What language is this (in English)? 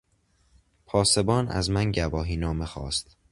Persian